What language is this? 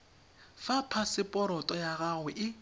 Tswana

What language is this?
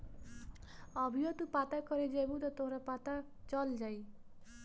Bhojpuri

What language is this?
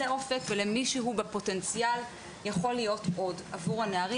Hebrew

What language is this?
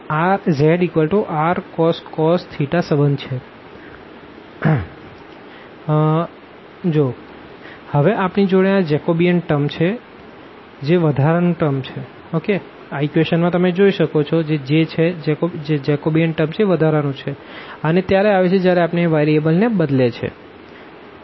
Gujarati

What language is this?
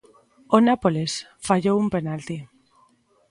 Galician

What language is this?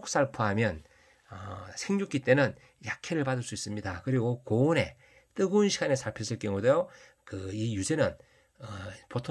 Korean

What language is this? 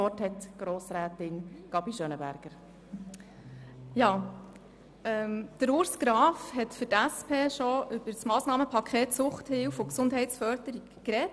Swiss German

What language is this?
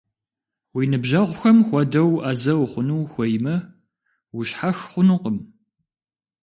Kabardian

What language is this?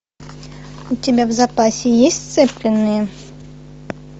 Russian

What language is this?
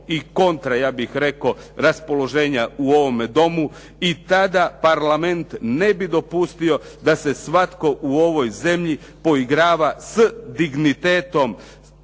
Croatian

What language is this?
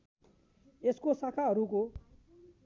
Nepali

